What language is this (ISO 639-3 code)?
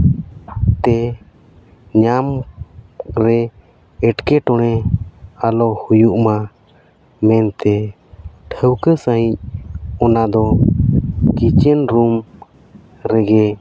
sat